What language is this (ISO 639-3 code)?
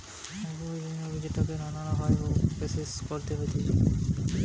ben